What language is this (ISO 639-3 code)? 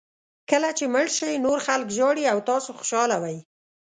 pus